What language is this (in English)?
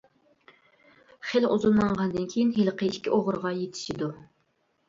Uyghur